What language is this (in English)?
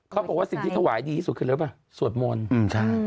Thai